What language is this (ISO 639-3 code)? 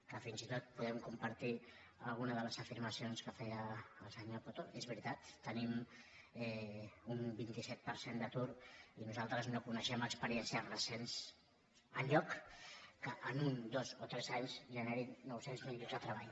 cat